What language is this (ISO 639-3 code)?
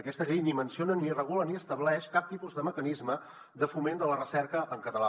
cat